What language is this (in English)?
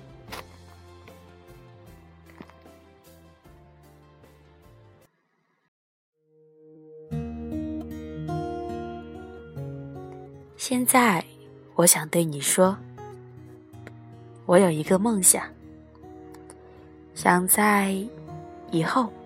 Chinese